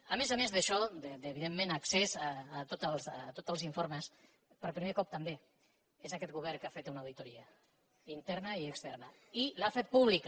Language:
Catalan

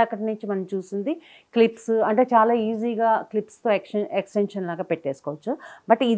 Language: Telugu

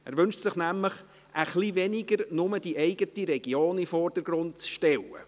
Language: Swiss German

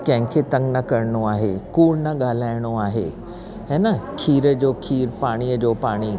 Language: Sindhi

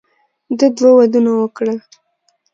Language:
Pashto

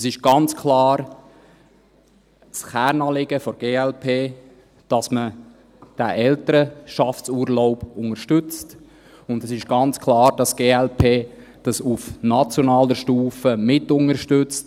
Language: Swiss German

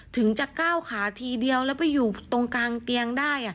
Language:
Thai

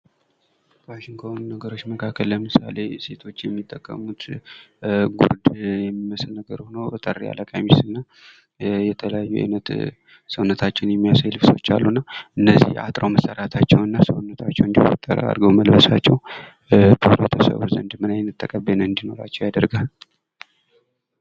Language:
Amharic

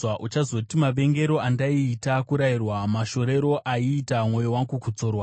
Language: Shona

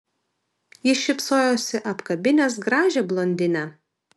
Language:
Lithuanian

